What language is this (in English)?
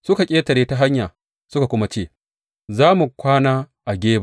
Hausa